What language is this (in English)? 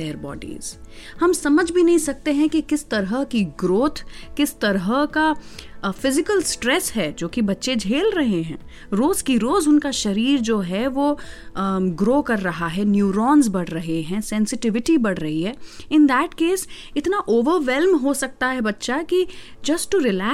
Hindi